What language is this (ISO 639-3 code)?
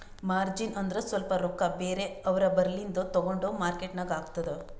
kan